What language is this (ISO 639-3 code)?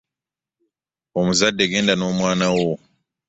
lug